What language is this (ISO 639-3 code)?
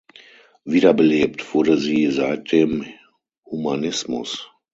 deu